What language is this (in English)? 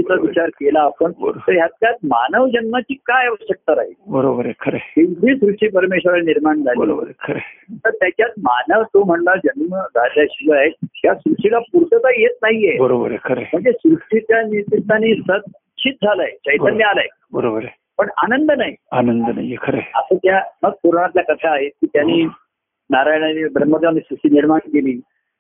Marathi